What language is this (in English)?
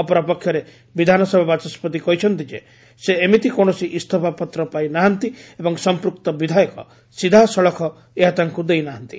Odia